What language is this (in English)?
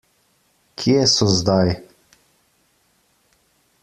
Slovenian